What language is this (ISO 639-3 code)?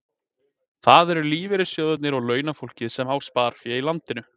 isl